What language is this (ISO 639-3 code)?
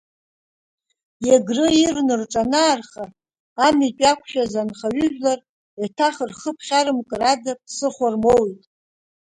abk